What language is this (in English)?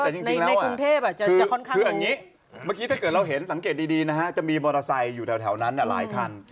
Thai